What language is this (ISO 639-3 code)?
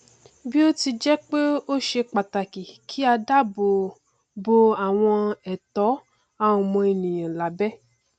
yor